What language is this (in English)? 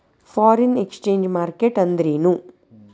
Kannada